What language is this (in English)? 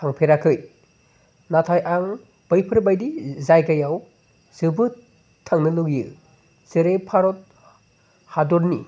Bodo